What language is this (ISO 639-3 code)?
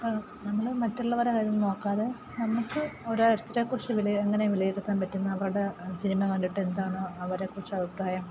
mal